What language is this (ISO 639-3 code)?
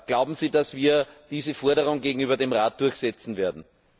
deu